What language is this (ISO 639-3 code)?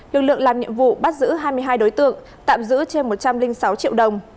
vie